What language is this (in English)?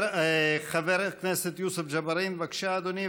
Hebrew